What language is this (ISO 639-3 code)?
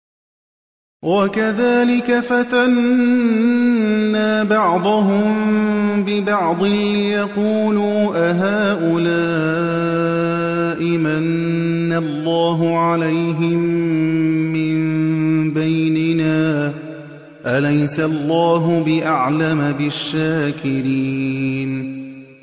ara